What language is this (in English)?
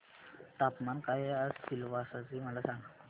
Marathi